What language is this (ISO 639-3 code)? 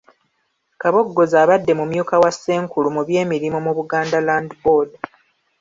lug